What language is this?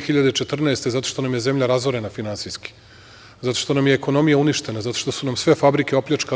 Serbian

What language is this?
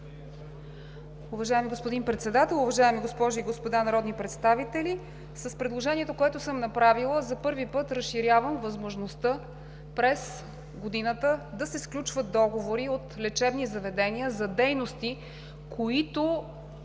Bulgarian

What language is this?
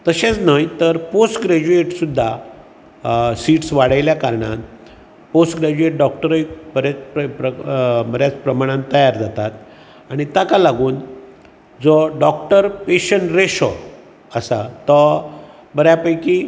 Konkani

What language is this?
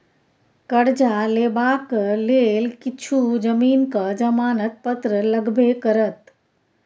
Maithili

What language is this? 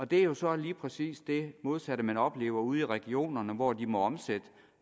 Danish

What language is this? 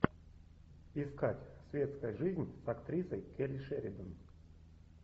Russian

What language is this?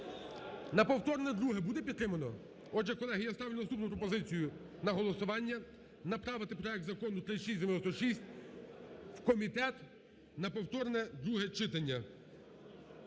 Ukrainian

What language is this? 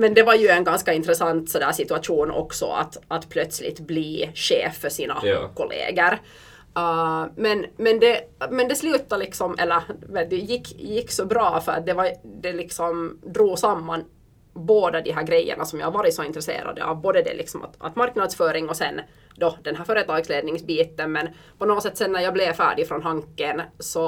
Swedish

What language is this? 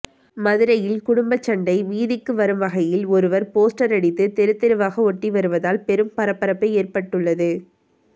Tamil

